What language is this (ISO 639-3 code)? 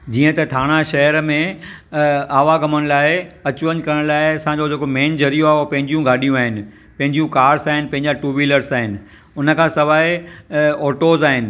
snd